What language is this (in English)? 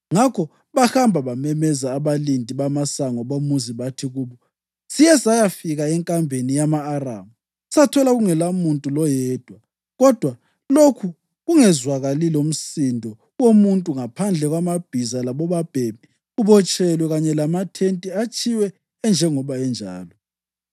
North Ndebele